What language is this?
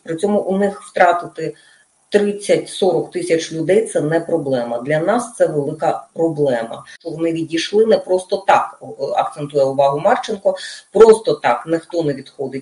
Russian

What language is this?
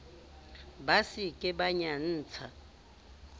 Southern Sotho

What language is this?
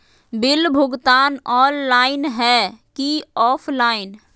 Magahi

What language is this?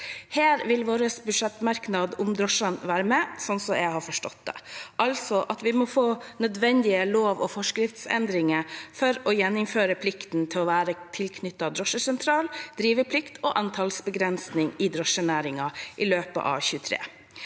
Norwegian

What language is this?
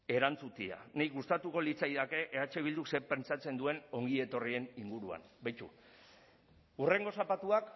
Basque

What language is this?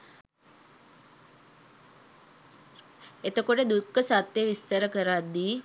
Sinhala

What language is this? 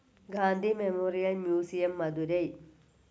Malayalam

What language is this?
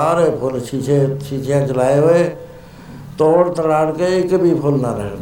Punjabi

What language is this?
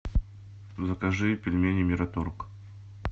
Russian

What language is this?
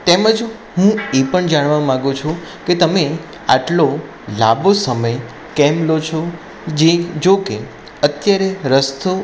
Gujarati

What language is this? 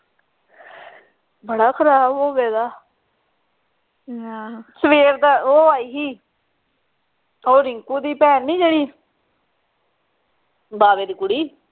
Punjabi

